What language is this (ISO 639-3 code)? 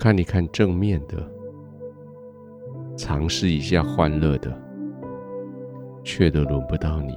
zho